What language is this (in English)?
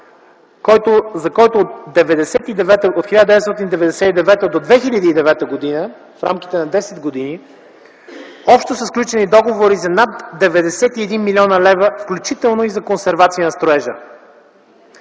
Bulgarian